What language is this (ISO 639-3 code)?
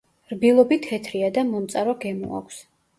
kat